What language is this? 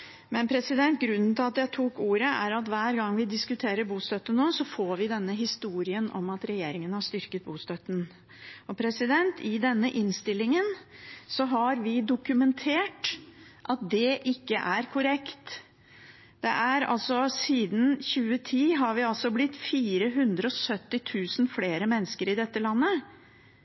Norwegian Bokmål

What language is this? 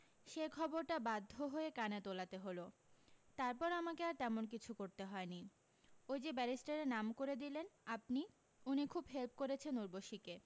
Bangla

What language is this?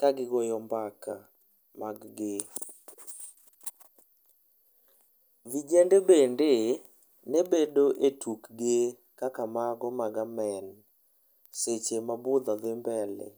Luo (Kenya and Tanzania)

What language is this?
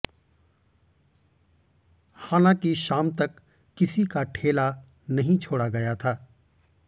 Hindi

